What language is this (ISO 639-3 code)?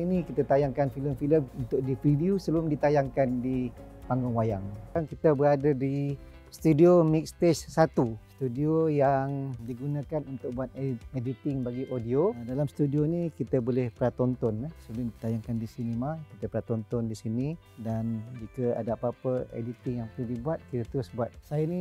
msa